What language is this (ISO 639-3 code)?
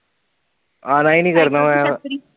pan